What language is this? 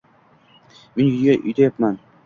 Uzbek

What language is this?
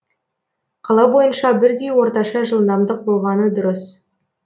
Kazakh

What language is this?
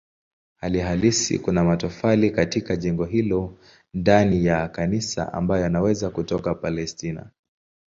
Swahili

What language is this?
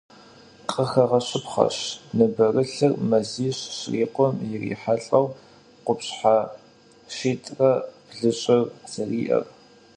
Kabardian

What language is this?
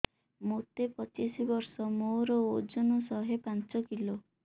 Odia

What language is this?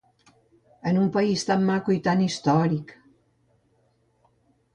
Catalan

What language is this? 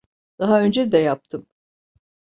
Turkish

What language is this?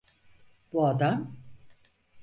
Turkish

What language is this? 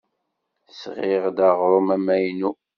Kabyle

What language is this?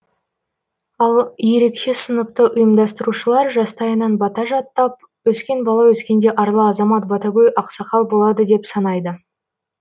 Kazakh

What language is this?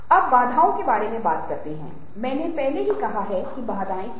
Hindi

